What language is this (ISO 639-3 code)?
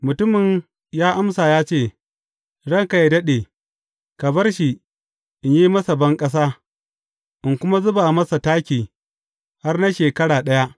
hau